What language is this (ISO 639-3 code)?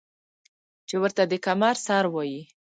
pus